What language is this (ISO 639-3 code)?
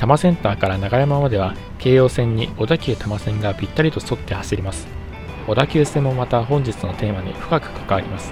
jpn